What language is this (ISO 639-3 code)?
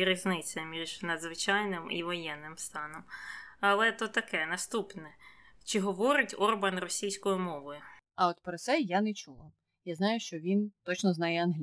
ukr